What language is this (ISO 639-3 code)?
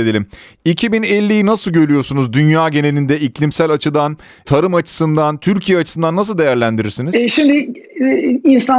tur